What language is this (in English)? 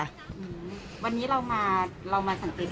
Thai